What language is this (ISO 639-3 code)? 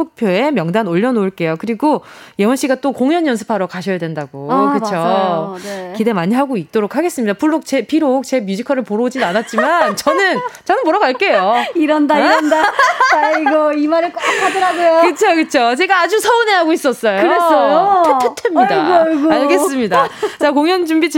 kor